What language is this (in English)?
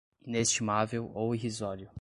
Portuguese